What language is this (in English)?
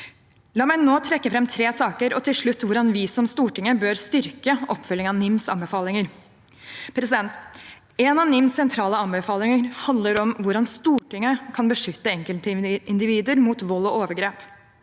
Norwegian